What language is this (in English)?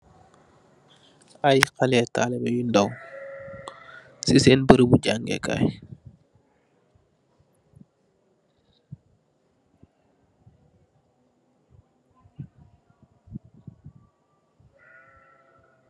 Wolof